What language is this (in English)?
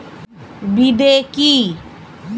Bangla